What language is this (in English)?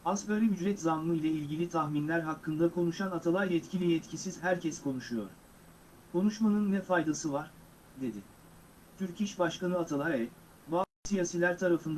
Turkish